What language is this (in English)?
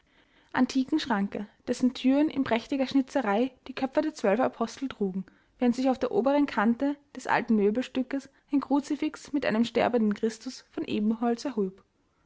German